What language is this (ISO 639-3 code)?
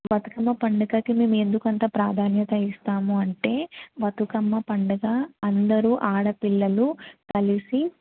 tel